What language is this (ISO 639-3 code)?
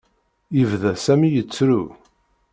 kab